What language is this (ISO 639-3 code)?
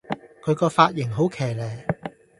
yue